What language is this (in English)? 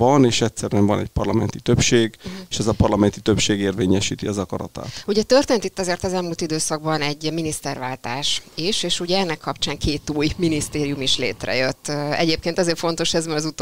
Hungarian